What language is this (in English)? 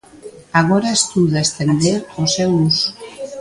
Galician